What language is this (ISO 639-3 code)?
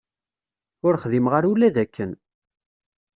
kab